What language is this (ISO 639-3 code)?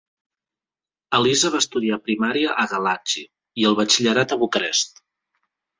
cat